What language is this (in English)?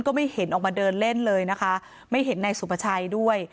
Thai